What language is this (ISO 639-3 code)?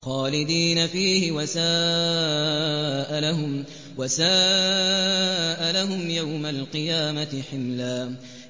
ara